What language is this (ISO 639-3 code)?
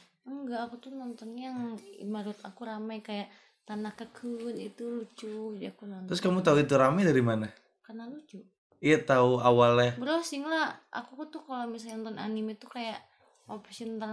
ind